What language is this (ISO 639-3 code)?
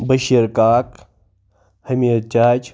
kas